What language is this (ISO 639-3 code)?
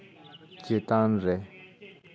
sat